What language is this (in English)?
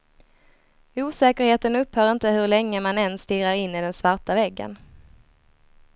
Swedish